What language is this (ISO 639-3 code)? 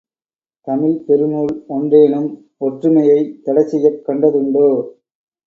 tam